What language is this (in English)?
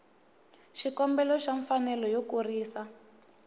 Tsonga